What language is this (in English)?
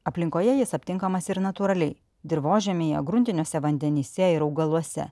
Lithuanian